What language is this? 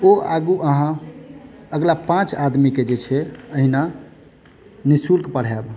Maithili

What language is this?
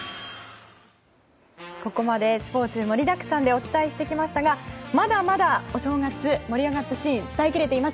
Japanese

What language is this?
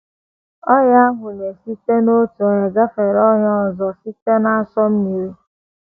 Igbo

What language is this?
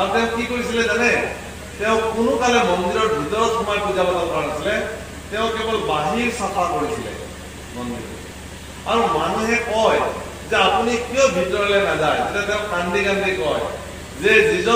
Korean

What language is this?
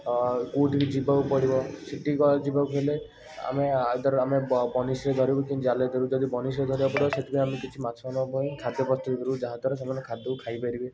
Odia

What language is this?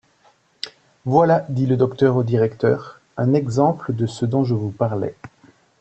French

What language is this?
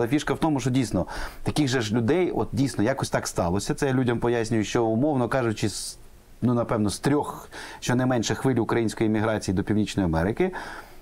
Ukrainian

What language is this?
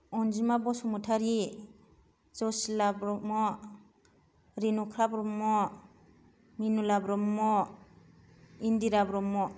Bodo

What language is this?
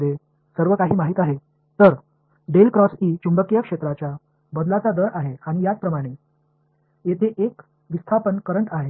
Tamil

